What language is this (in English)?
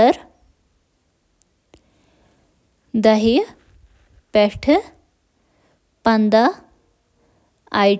Kashmiri